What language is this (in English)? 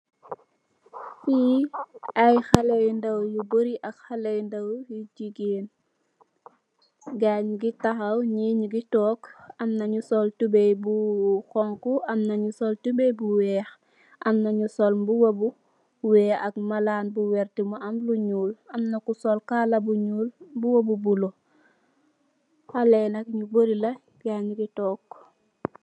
Wolof